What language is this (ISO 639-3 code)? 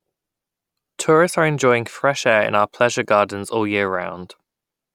eng